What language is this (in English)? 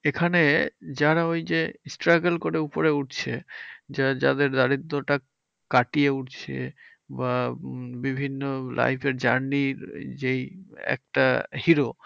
Bangla